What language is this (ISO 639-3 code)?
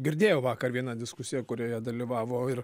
lit